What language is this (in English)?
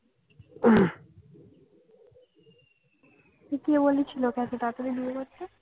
Bangla